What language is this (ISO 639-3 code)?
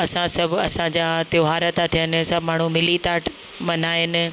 snd